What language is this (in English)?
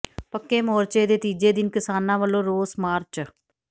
Punjabi